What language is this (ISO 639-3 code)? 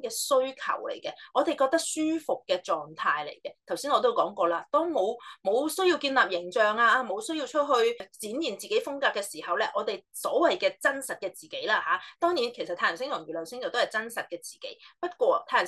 zho